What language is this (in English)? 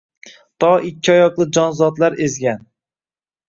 Uzbek